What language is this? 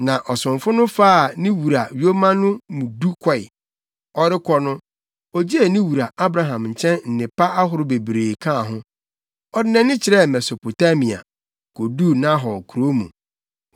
Akan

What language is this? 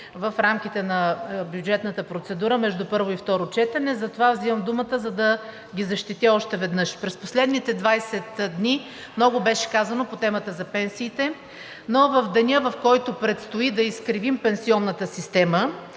Bulgarian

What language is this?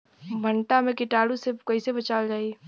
Bhojpuri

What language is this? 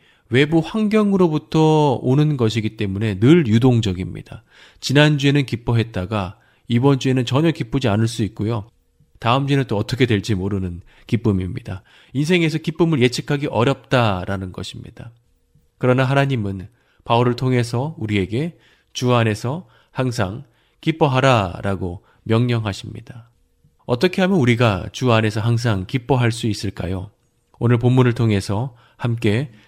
Korean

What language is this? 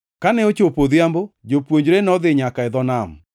Luo (Kenya and Tanzania)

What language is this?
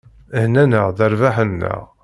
Kabyle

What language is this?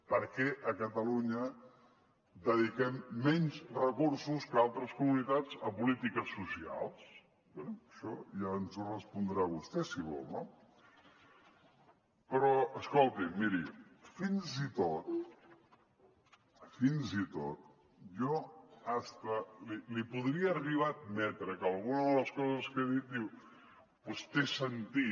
Catalan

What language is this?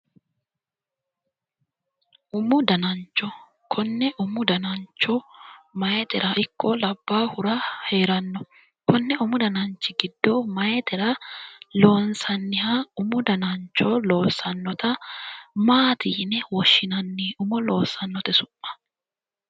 Sidamo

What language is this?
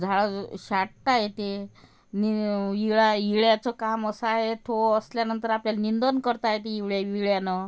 Marathi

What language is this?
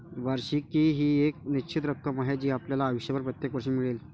Marathi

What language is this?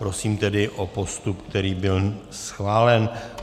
Czech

